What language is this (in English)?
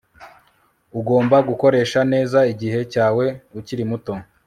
Kinyarwanda